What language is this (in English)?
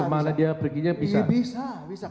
Indonesian